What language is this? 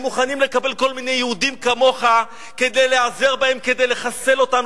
Hebrew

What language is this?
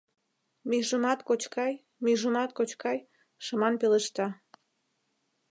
Mari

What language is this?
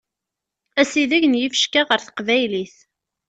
Kabyle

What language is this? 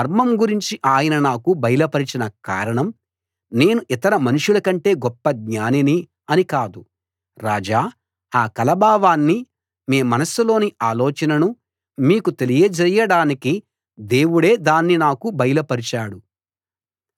Telugu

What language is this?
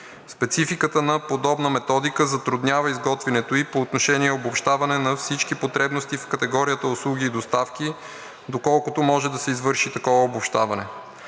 Bulgarian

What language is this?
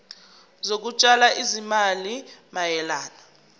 Zulu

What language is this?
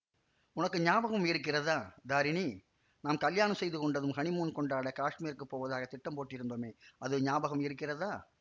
Tamil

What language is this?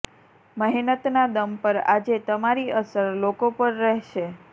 Gujarati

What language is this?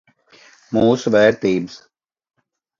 Latvian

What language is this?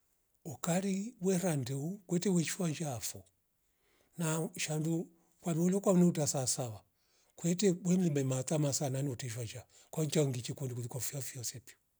Rombo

